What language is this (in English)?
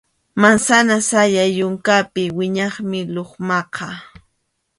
Arequipa-La Unión Quechua